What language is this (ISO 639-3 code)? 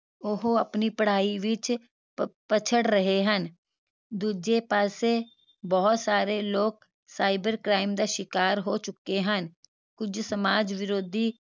pan